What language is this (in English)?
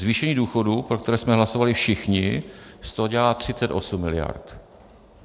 Czech